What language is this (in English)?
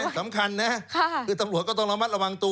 Thai